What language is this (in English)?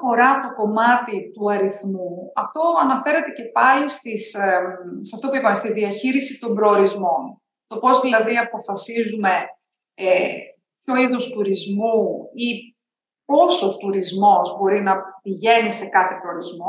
Greek